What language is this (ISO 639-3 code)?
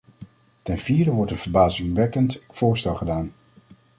nld